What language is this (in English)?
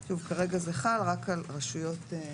Hebrew